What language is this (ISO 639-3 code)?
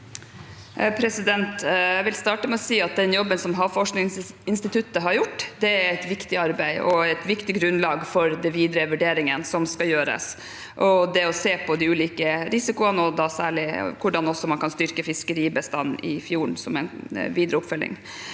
nor